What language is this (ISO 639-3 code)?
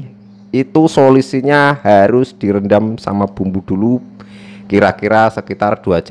ind